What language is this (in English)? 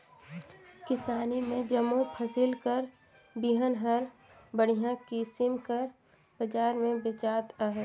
Chhattisgarhi